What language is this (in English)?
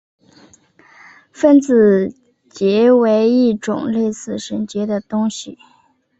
Chinese